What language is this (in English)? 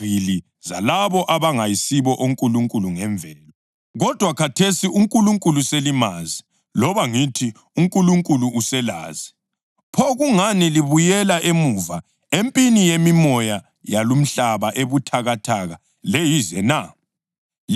North Ndebele